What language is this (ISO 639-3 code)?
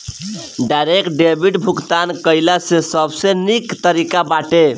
bho